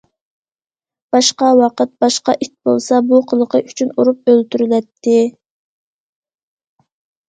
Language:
Uyghur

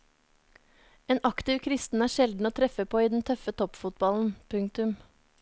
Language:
Norwegian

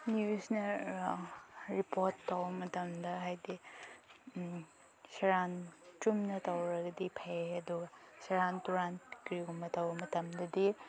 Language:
Manipuri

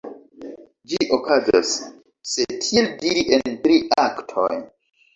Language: Esperanto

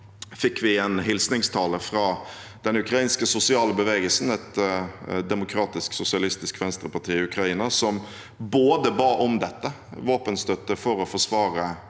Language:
Norwegian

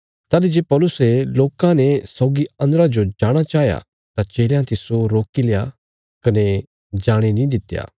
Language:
Bilaspuri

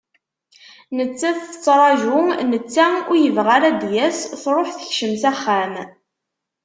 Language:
Kabyle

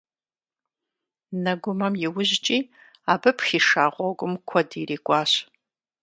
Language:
Kabardian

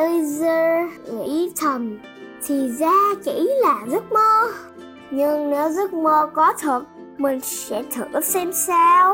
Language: Vietnamese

